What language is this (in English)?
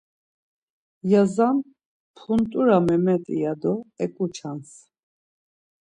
Laz